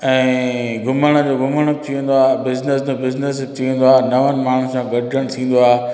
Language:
Sindhi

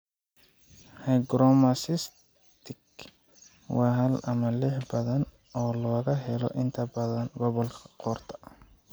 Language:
Somali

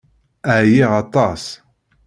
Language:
Kabyle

